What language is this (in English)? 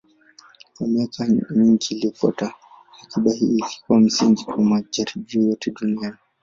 Swahili